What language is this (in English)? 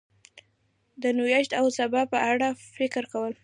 Pashto